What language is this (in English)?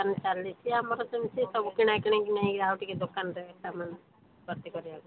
Odia